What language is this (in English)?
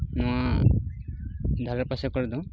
Santali